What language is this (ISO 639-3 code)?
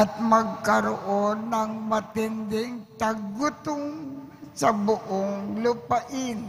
fil